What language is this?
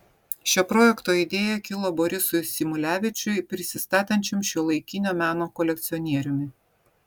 Lithuanian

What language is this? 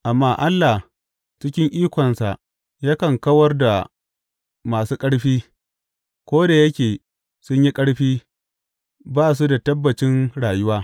Hausa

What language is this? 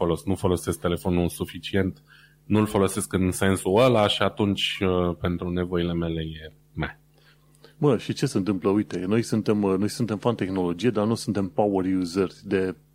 Romanian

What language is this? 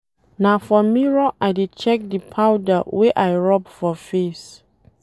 Nigerian Pidgin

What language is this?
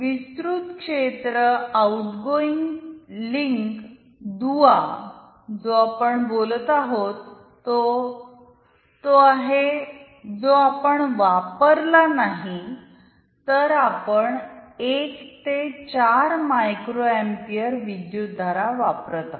Marathi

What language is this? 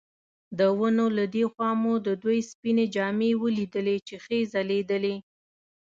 Pashto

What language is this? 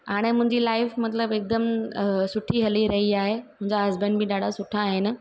Sindhi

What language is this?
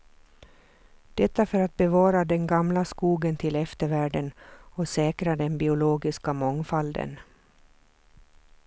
Swedish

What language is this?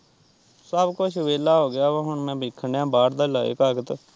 Punjabi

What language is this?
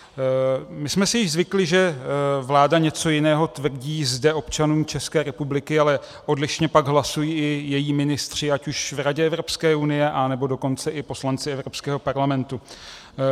Czech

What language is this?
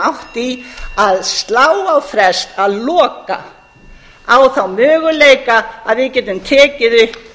Icelandic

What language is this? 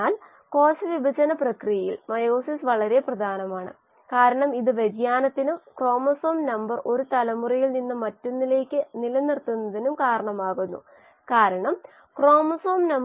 Malayalam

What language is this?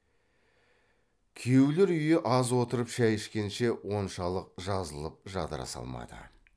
Kazakh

